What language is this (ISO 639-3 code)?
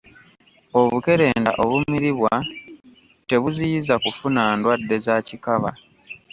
lug